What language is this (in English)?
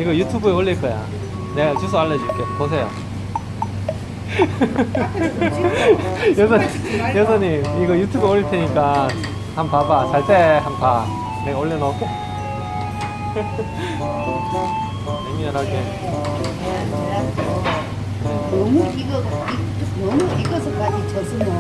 Korean